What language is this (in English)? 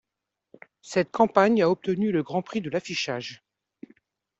French